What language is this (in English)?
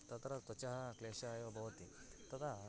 Sanskrit